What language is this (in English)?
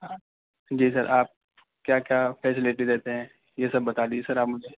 Urdu